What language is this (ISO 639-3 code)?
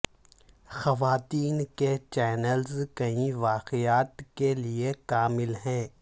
urd